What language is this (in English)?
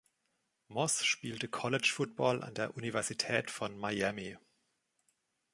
German